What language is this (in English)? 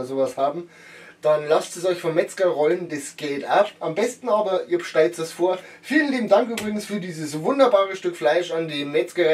German